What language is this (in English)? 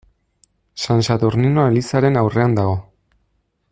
Basque